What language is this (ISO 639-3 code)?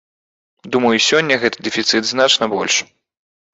bel